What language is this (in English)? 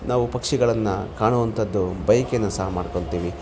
Kannada